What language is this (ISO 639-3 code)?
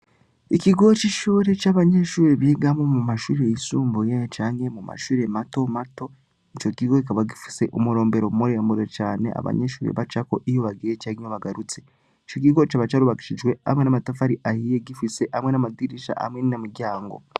run